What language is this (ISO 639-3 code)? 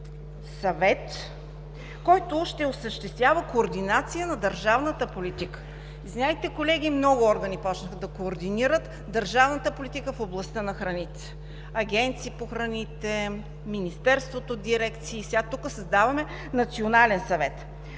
bul